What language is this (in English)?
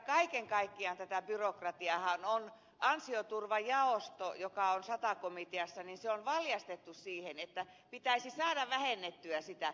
Finnish